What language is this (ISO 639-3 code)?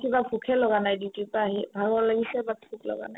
asm